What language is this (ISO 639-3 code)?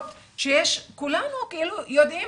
heb